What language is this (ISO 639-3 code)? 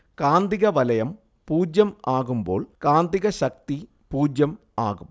mal